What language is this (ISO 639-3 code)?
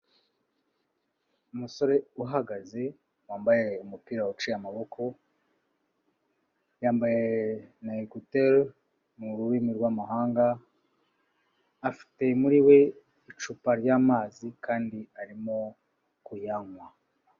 kin